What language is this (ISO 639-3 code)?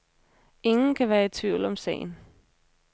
dan